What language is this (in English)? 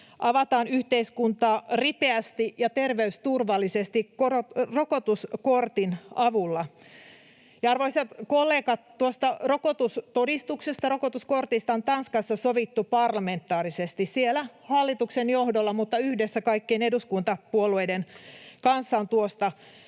Finnish